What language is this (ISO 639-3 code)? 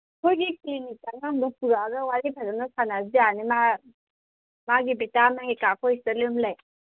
mni